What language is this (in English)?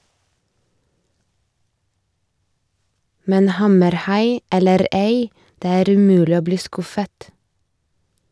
Norwegian